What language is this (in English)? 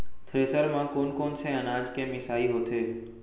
Chhattisgarhi